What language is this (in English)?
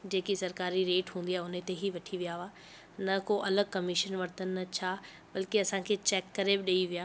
Sindhi